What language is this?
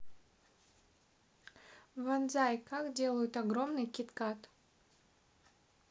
Russian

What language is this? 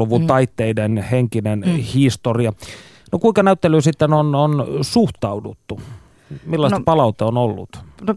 Finnish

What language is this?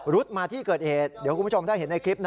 Thai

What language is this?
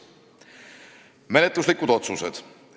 Estonian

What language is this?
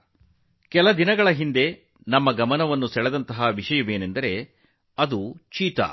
Kannada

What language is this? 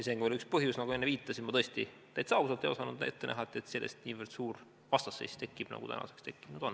Estonian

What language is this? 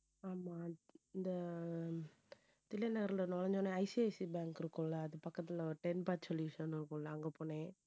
Tamil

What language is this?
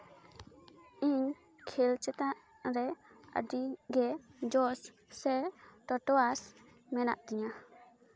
Santali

